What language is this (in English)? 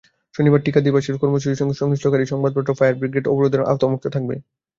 Bangla